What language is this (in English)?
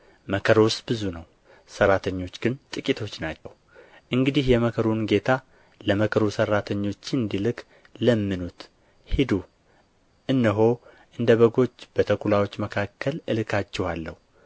Amharic